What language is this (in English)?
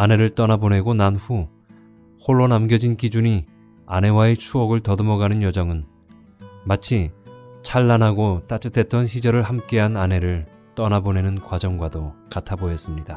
Korean